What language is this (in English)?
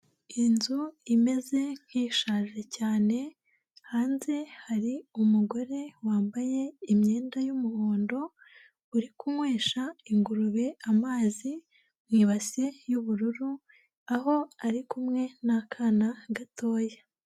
Kinyarwanda